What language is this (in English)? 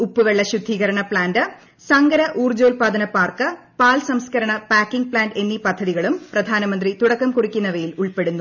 Malayalam